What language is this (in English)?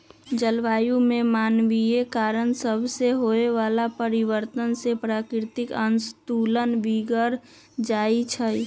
Magahi